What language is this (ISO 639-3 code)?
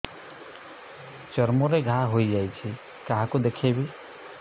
ori